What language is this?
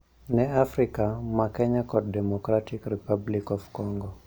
Luo (Kenya and Tanzania)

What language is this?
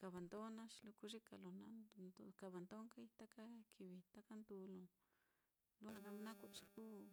Mitlatongo Mixtec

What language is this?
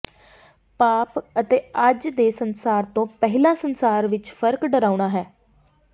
Punjabi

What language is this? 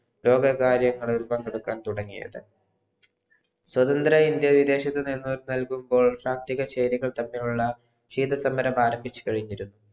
Malayalam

